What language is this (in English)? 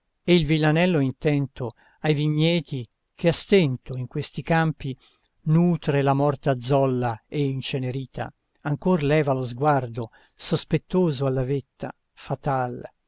Italian